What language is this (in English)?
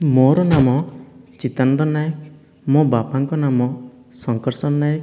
Odia